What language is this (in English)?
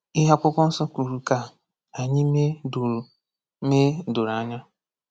Igbo